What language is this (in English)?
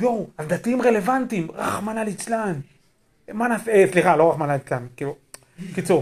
Hebrew